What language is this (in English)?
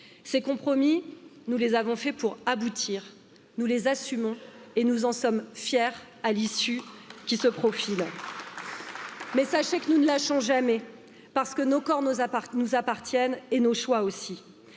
French